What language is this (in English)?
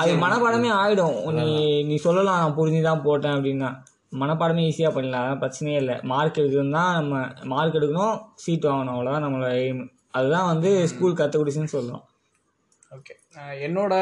Tamil